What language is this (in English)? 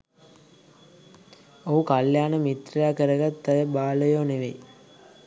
Sinhala